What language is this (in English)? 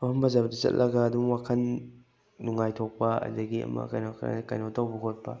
Manipuri